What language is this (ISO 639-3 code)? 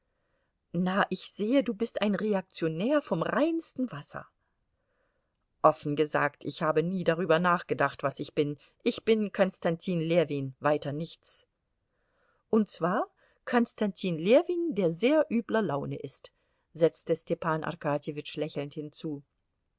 deu